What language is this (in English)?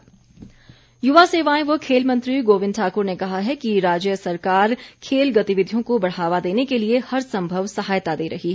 Hindi